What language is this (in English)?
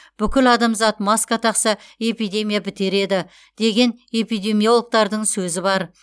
Kazakh